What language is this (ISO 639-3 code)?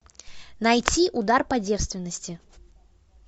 rus